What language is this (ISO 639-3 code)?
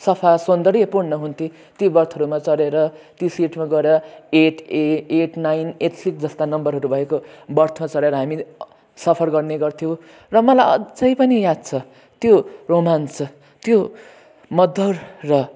nep